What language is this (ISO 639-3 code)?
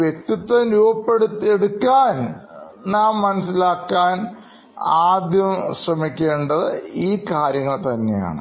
mal